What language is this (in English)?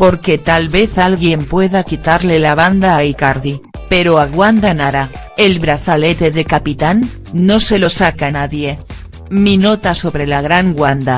Spanish